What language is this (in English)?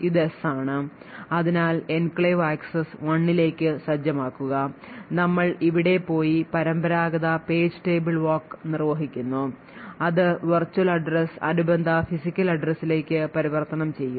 Malayalam